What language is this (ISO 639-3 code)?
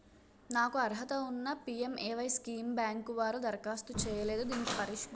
tel